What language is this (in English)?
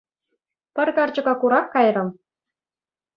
Chuvash